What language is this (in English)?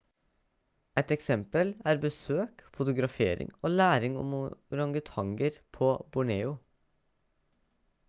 Norwegian Bokmål